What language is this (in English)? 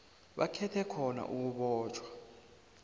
South Ndebele